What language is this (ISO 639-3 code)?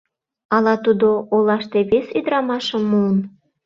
chm